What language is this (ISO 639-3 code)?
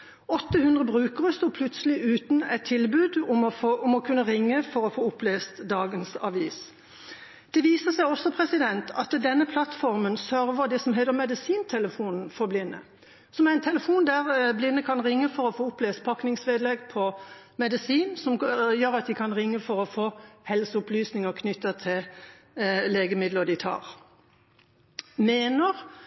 nob